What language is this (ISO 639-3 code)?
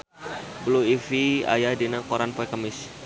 sun